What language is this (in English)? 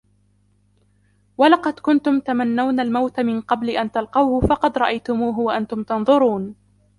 Arabic